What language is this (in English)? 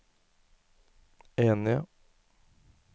Norwegian